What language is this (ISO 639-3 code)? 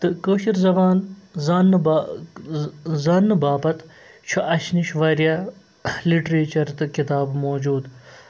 kas